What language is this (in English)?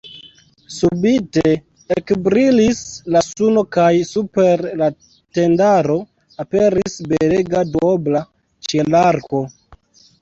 Esperanto